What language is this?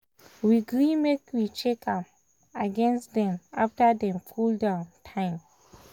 Nigerian Pidgin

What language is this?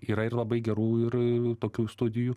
Lithuanian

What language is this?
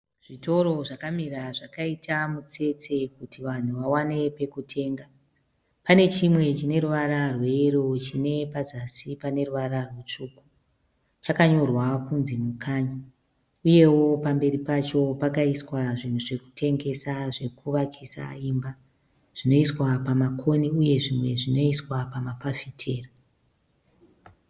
Shona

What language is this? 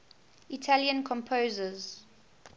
English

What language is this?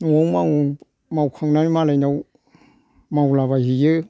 Bodo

